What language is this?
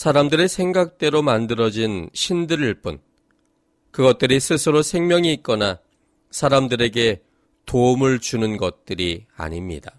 Korean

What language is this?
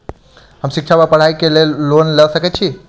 Maithili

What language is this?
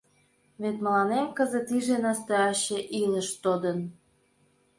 Mari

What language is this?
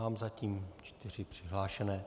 Czech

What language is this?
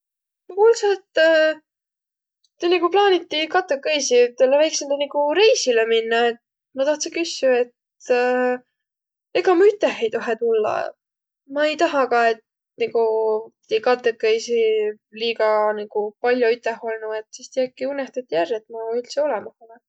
Võro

